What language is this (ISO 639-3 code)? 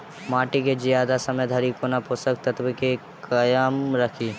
mai